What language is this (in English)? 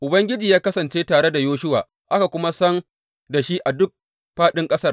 Hausa